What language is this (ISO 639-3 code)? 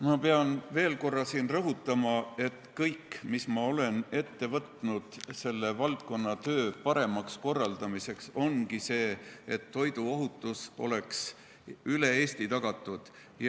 est